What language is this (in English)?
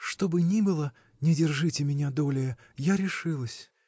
Russian